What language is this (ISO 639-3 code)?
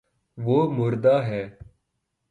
urd